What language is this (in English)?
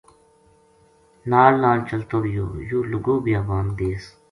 Gujari